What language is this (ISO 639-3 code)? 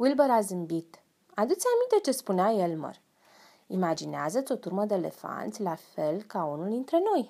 ron